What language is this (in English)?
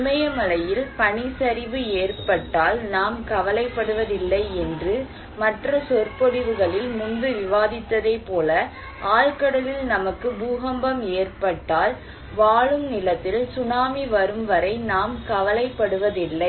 Tamil